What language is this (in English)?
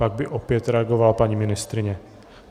Czech